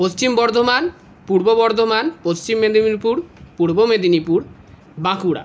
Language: Bangla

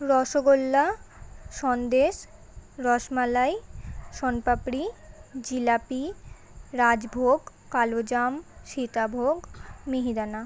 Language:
Bangla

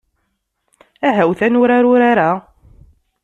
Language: Kabyle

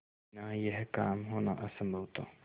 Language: Hindi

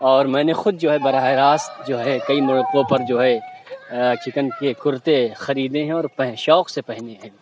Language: Urdu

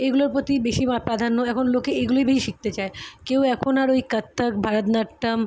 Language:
Bangla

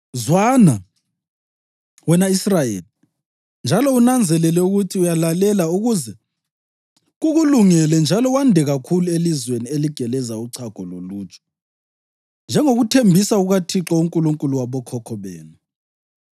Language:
North Ndebele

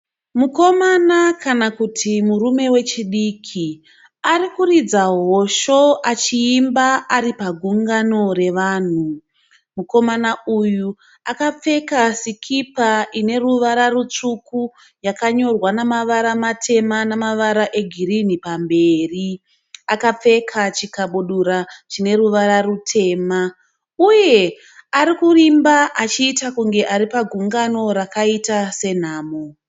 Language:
Shona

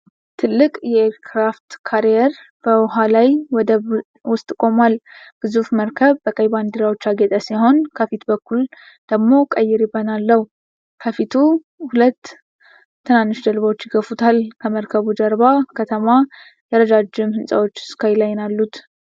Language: Amharic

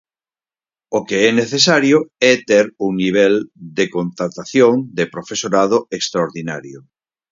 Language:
Galician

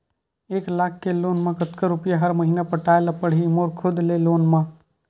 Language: Chhattisgarhi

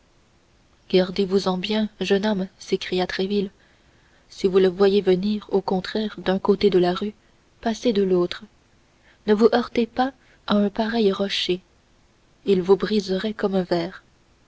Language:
French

